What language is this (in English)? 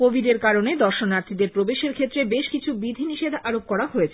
Bangla